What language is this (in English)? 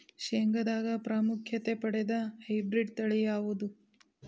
Kannada